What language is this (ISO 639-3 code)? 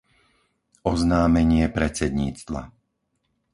slk